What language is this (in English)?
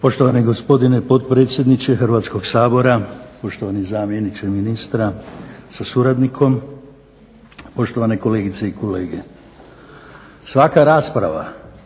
Croatian